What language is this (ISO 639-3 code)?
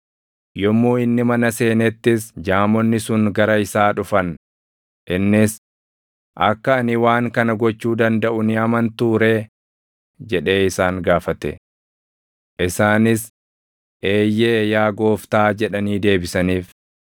orm